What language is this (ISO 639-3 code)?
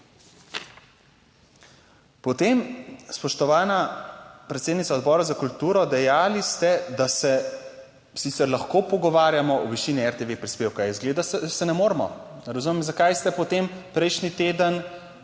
slv